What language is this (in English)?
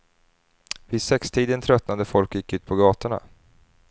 Swedish